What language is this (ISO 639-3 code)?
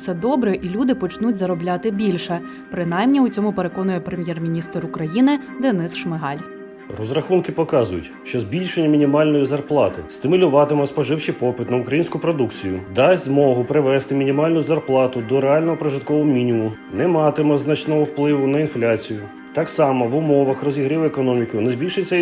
ukr